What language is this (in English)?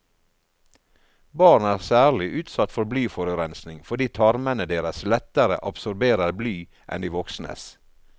Norwegian